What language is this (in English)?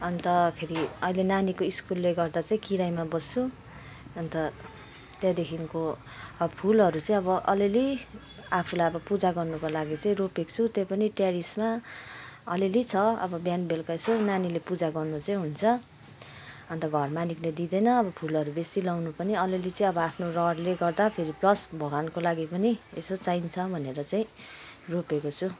Nepali